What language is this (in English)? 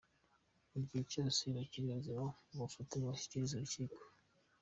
Kinyarwanda